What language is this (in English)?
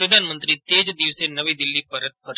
Gujarati